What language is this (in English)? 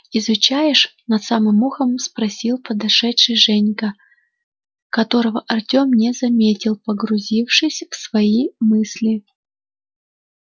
Russian